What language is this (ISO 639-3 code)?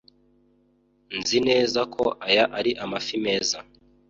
kin